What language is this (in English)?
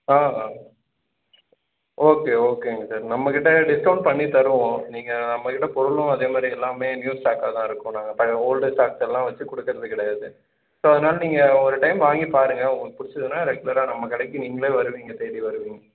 Tamil